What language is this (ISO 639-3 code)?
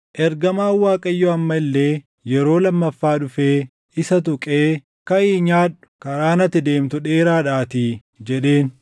orm